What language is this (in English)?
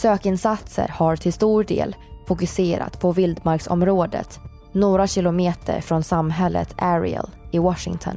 Swedish